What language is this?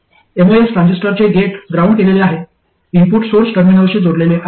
Marathi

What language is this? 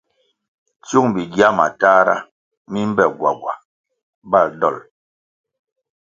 Kwasio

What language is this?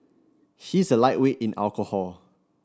English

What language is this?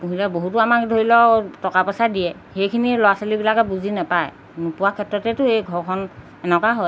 Assamese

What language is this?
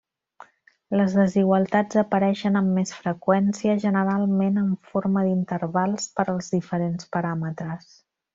Catalan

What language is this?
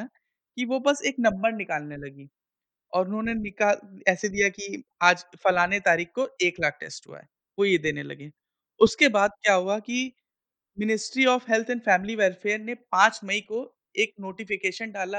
Hindi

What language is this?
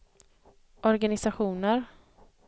Swedish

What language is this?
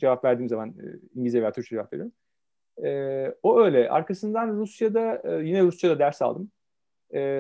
Turkish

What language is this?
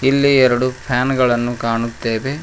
Kannada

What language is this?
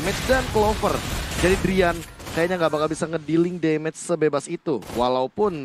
Indonesian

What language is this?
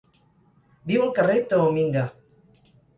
Catalan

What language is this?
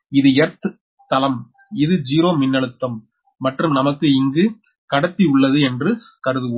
Tamil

